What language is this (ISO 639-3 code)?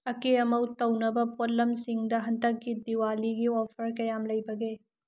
mni